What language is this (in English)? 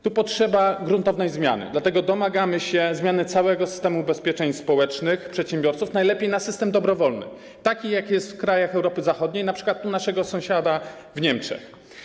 Polish